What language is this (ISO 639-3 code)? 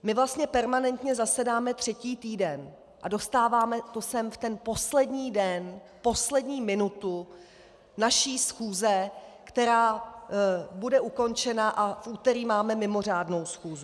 ces